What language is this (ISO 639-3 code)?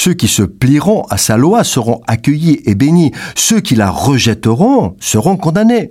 fra